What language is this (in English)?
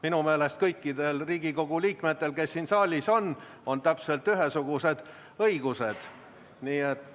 Estonian